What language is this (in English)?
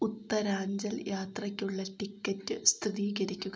Malayalam